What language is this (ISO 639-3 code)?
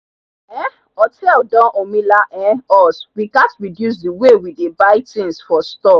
pcm